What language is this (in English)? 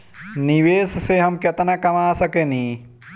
Bhojpuri